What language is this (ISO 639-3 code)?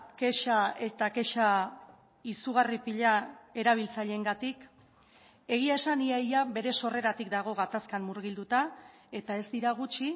eus